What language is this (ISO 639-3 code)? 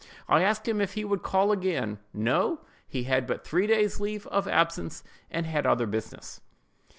eng